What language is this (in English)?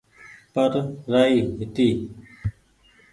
Goaria